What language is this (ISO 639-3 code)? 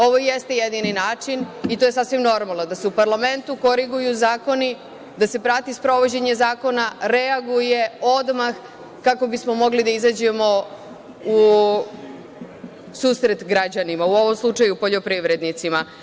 srp